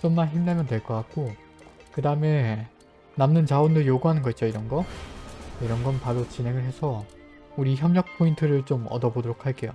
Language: Korean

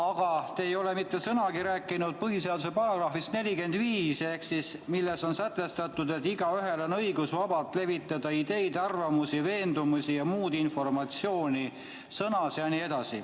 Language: Estonian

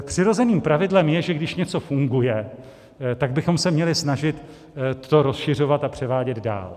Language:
Czech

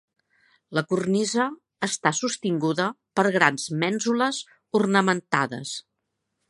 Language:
Catalan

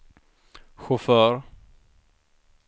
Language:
Swedish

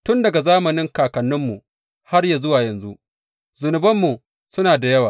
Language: Hausa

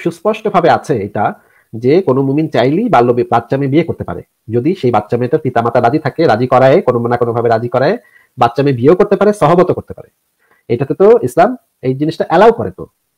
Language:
Arabic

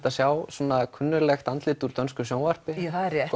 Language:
Icelandic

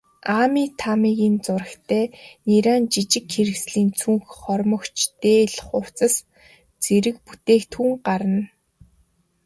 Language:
Mongolian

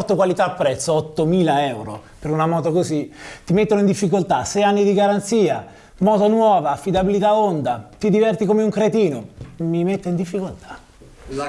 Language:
Italian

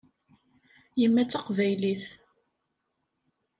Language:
Kabyle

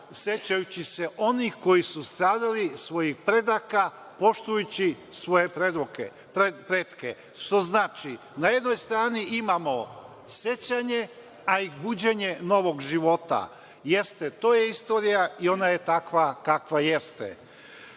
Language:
Serbian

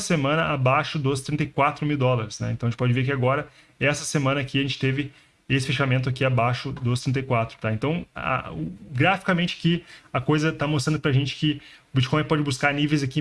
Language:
Portuguese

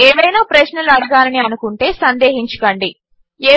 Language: Telugu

